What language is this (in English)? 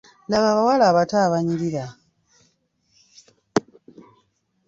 Ganda